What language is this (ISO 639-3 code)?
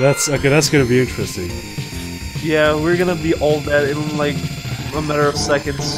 eng